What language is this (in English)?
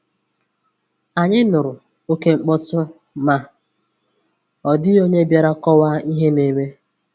Igbo